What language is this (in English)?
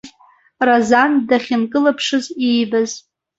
Abkhazian